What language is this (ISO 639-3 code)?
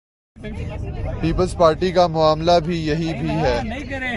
urd